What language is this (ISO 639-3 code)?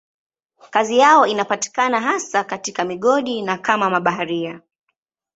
swa